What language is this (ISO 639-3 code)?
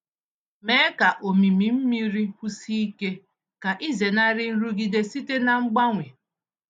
ibo